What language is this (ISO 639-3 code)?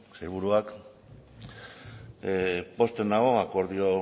eus